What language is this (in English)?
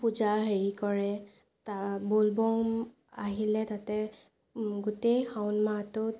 Assamese